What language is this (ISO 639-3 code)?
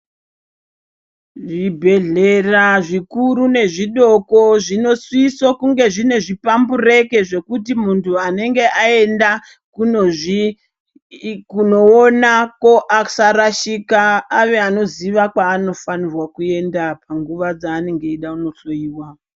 ndc